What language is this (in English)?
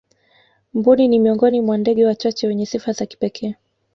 Swahili